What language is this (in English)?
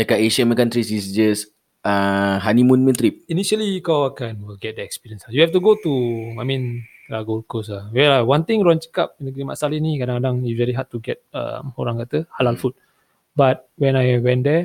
Malay